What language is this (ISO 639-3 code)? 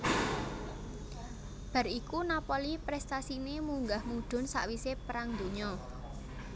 jav